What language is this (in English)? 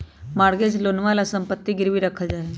Magahi